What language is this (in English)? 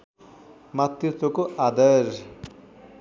Nepali